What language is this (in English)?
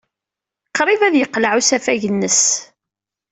Kabyle